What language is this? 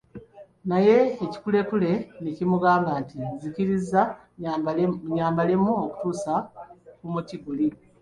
Ganda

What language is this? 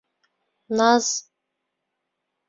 Bashkir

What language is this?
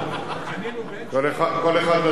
Hebrew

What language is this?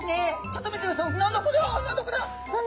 Japanese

